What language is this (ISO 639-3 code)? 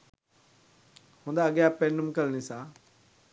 sin